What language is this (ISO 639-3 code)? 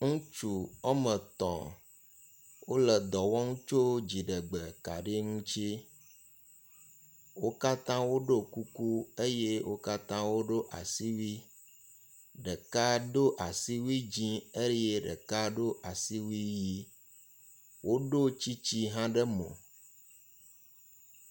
ewe